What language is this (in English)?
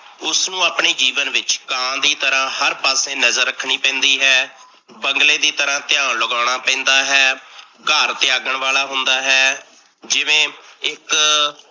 Punjabi